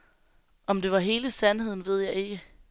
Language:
Danish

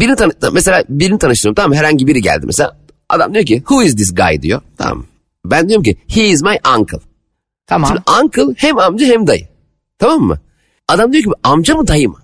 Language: Turkish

